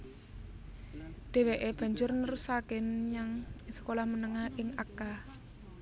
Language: Javanese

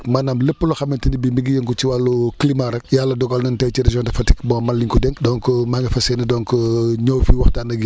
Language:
Wolof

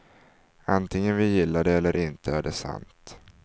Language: Swedish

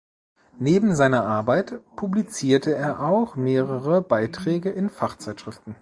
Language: German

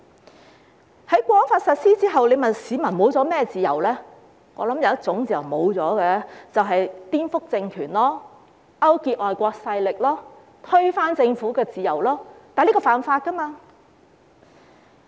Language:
Cantonese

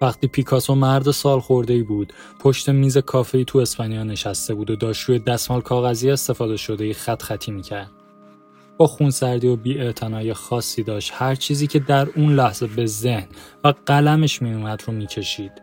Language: Persian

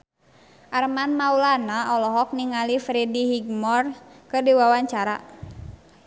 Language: Sundanese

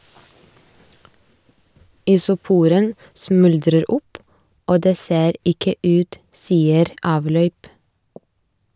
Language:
Norwegian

